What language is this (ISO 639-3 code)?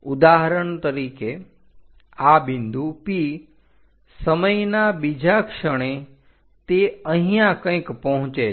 guj